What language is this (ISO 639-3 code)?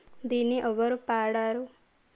tel